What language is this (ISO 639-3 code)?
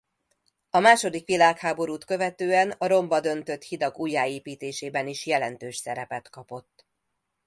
hun